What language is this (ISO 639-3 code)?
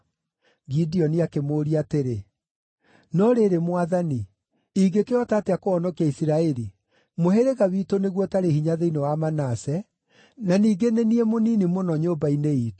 kik